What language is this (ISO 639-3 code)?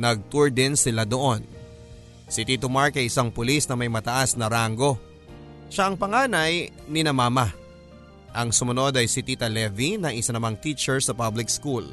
fil